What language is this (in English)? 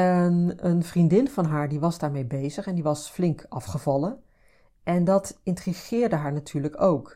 Dutch